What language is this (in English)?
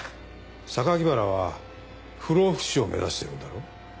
Japanese